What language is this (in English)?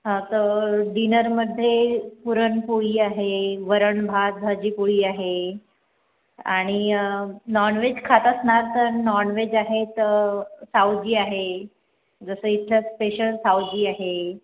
Marathi